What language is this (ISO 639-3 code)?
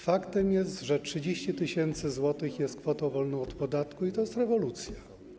pol